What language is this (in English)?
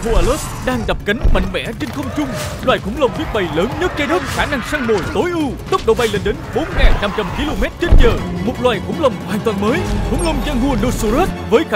Vietnamese